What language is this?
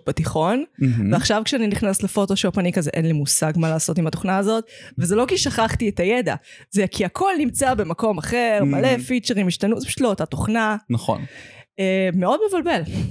Hebrew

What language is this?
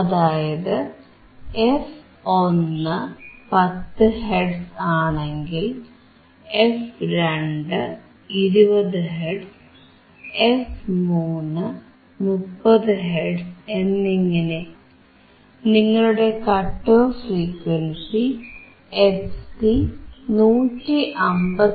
Malayalam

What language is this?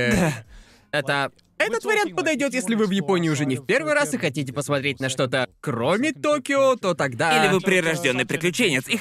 Russian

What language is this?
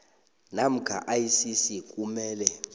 South Ndebele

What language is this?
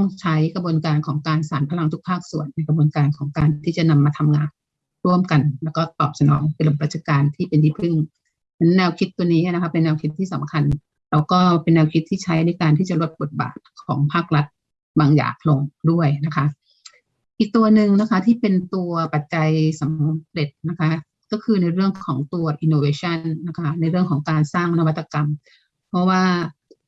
Thai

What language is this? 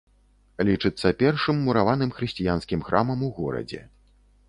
Belarusian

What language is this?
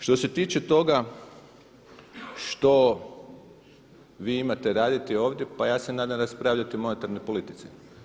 Croatian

